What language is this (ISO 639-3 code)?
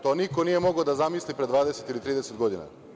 srp